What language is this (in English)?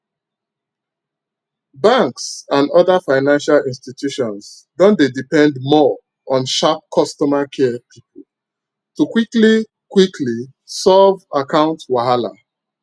Nigerian Pidgin